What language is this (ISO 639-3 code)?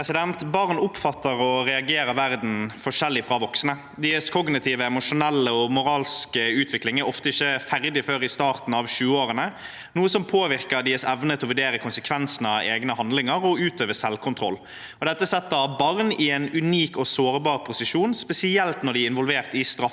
nor